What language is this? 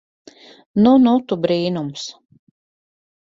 Latvian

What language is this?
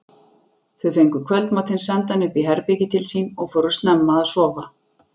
Icelandic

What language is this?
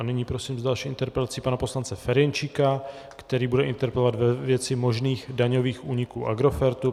Czech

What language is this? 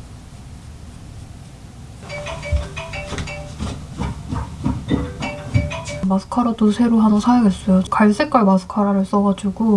Korean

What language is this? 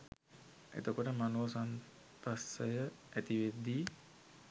Sinhala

